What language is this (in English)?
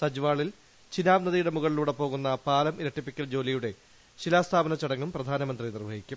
Malayalam